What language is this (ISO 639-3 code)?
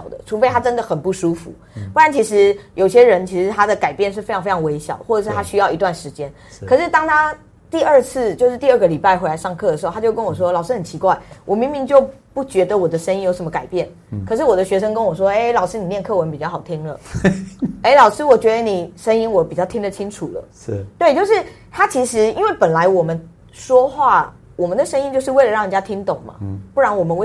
zho